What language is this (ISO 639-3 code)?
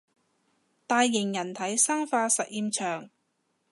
yue